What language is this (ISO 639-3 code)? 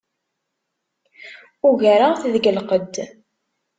kab